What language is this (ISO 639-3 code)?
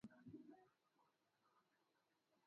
swa